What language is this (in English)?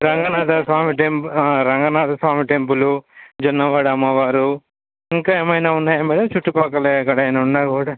Telugu